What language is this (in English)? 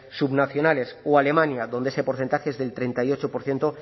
Spanish